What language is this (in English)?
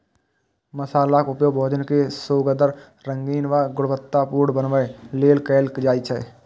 Maithili